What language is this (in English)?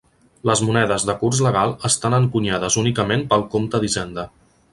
Catalan